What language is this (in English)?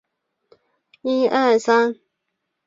Chinese